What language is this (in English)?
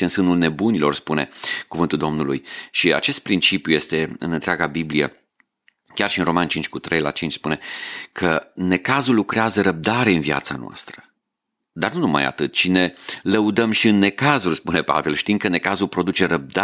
Romanian